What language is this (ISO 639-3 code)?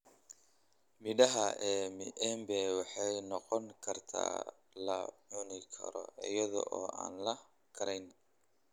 som